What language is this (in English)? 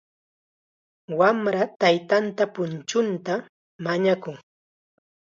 Chiquián Ancash Quechua